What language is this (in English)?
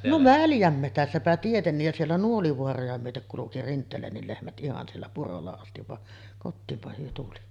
Finnish